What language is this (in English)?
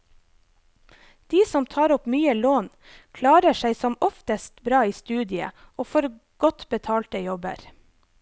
Norwegian